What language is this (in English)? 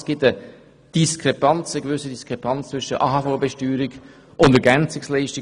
Swiss German